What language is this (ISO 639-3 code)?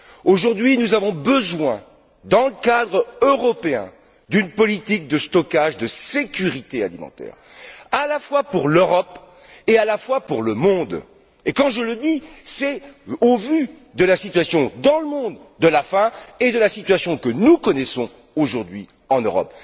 fra